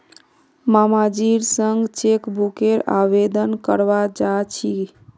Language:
Magahi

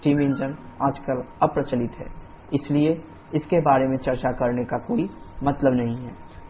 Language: Hindi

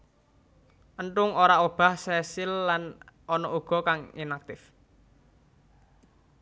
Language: Javanese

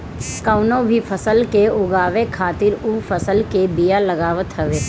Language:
Bhojpuri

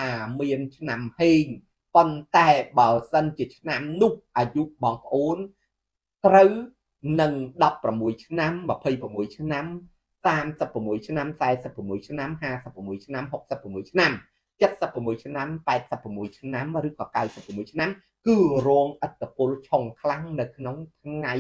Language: Vietnamese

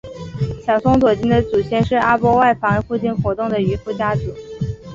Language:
Chinese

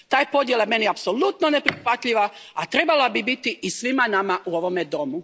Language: Croatian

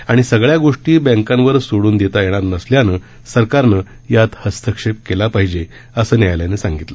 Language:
Marathi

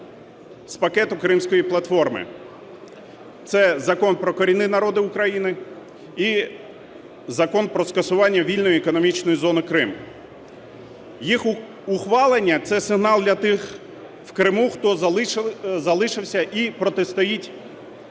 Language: Ukrainian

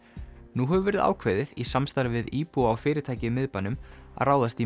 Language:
Icelandic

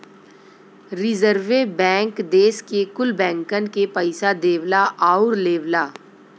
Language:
Bhojpuri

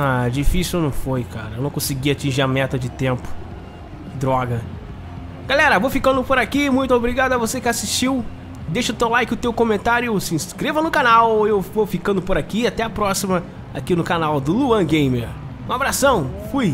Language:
Portuguese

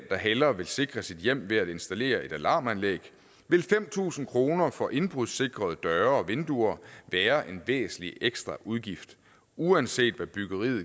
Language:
Danish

